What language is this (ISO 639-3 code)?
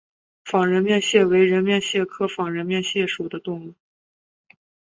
zho